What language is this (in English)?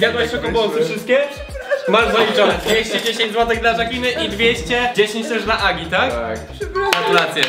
Polish